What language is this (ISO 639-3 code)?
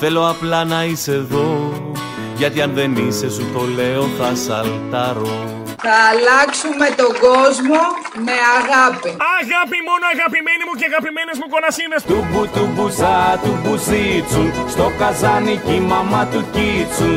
ell